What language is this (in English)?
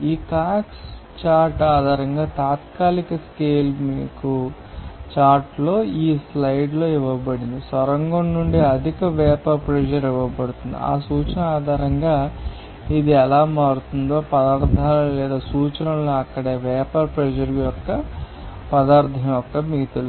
Telugu